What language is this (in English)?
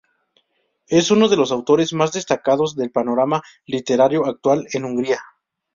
Spanish